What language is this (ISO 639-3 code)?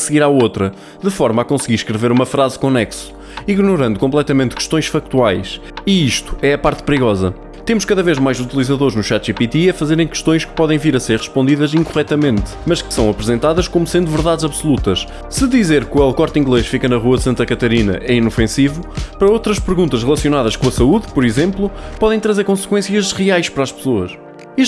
por